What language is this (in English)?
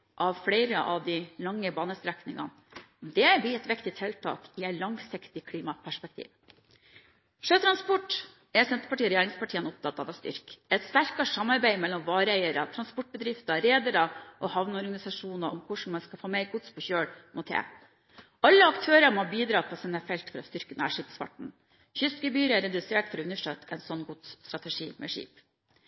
Norwegian Bokmål